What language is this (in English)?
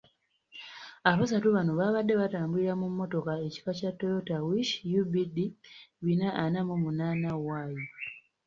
Ganda